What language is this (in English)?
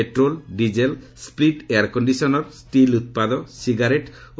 Odia